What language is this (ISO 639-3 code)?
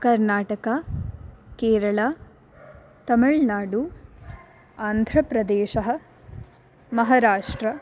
san